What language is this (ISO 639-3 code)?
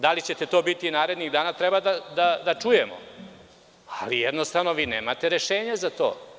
srp